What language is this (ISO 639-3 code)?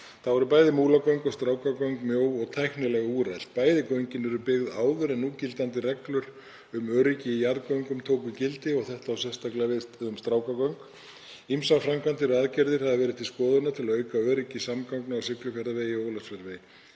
isl